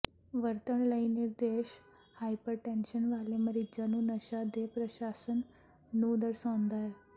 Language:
Punjabi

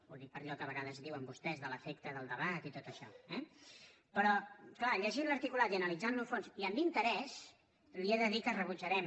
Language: Catalan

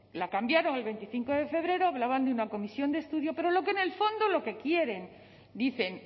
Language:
Spanish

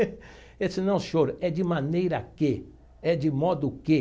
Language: Portuguese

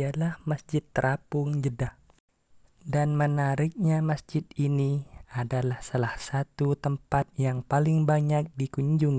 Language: Indonesian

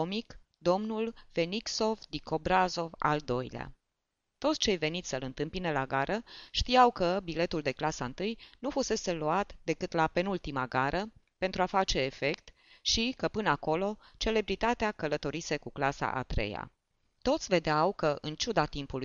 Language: Romanian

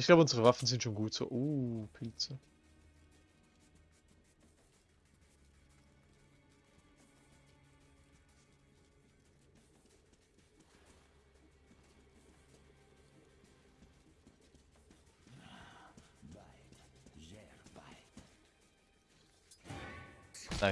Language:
German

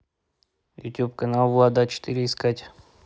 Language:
Russian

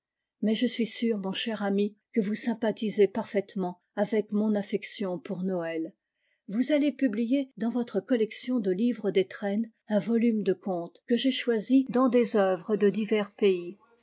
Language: French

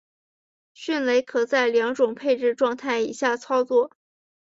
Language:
Chinese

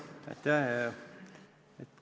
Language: Estonian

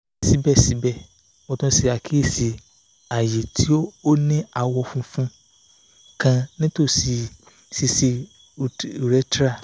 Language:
Yoruba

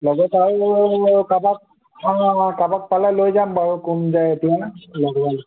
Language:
Assamese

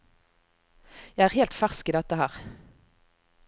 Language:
Norwegian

